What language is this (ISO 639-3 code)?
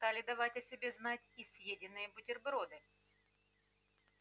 rus